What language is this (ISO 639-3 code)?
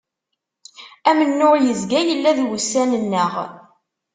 kab